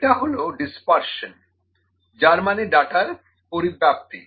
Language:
Bangla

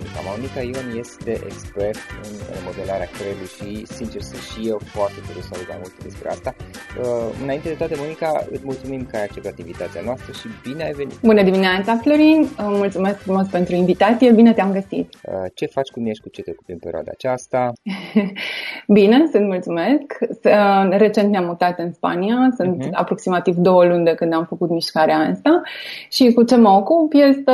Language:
Romanian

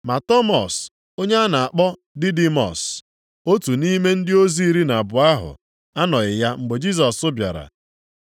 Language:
Igbo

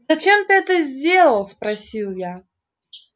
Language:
Russian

